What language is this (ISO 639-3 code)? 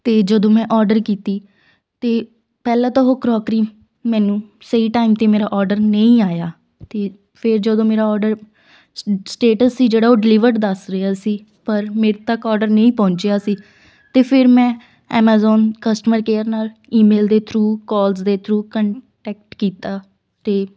pan